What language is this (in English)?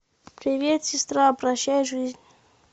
Russian